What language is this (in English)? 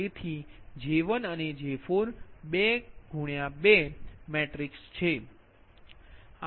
Gujarati